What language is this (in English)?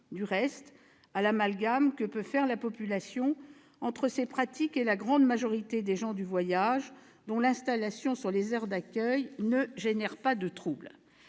French